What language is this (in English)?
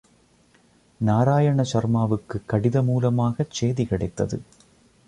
Tamil